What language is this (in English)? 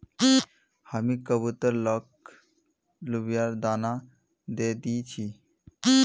Magahi